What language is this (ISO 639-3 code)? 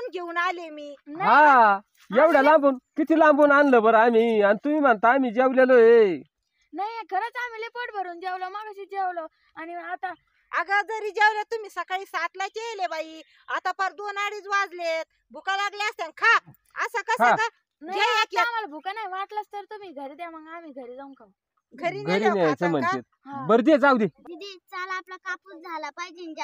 ara